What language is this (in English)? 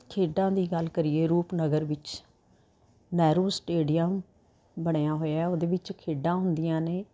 Punjabi